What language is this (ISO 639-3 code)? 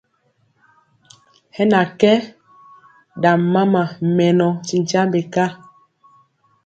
mcx